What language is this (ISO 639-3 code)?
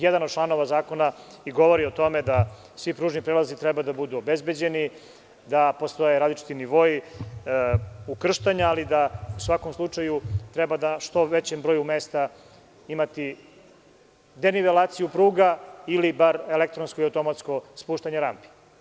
srp